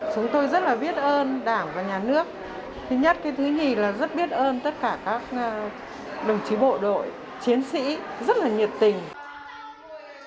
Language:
Vietnamese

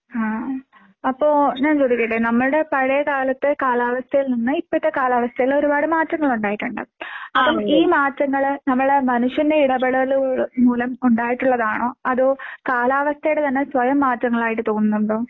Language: Malayalam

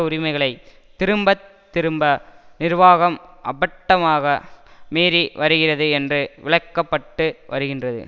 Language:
Tamil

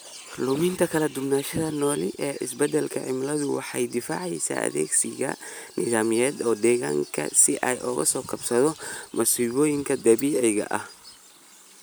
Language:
Somali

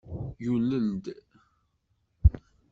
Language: Kabyle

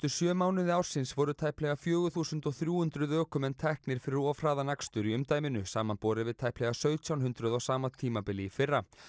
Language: Icelandic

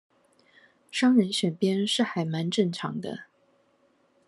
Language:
Chinese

